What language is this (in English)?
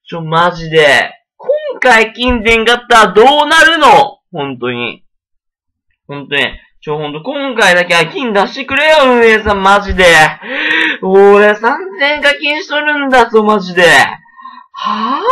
Japanese